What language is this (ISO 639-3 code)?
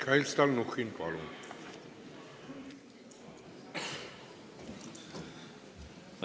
est